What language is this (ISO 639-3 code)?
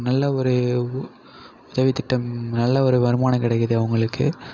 tam